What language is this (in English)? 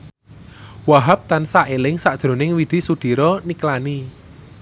Javanese